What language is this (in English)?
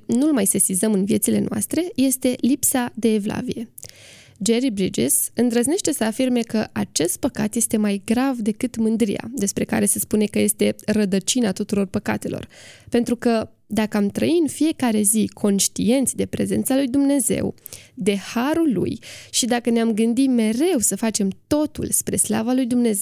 Romanian